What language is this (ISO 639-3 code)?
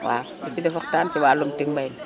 wol